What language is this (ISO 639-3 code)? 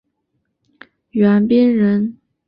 zho